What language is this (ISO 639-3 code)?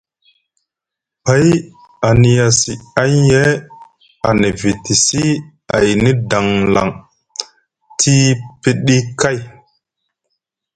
mug